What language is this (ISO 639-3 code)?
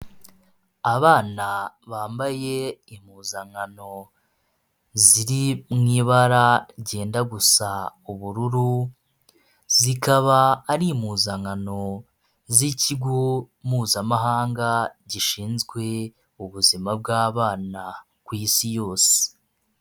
kin